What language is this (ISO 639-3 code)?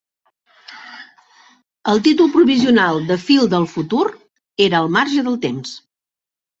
cat